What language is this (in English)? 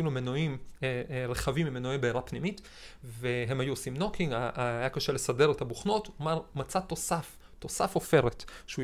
Hebrew